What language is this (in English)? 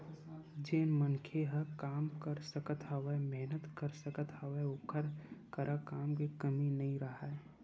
Chhattisgarhi